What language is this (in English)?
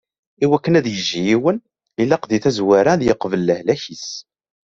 Kabyle